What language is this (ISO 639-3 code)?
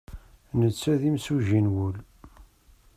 kab